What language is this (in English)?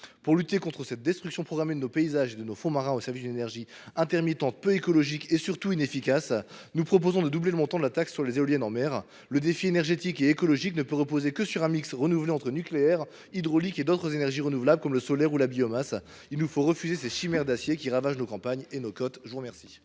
French